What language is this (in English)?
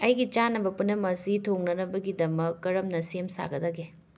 Manipuri